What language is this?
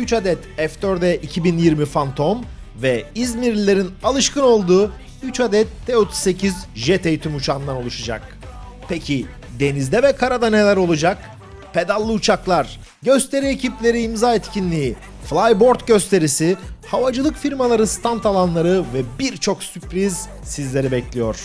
Turkish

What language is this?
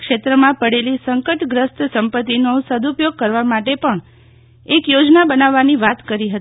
Gujarati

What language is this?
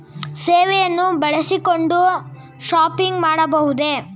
Kannada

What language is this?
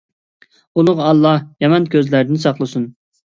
Uyghur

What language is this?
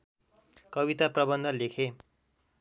Nepali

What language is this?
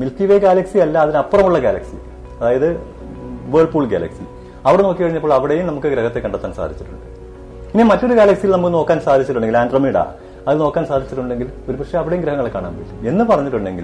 Malayalam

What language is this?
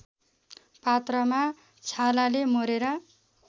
Nepali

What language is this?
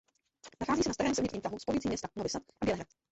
Czech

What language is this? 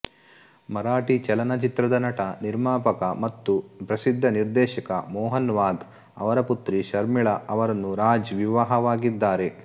Kannada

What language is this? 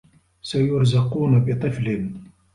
Arabic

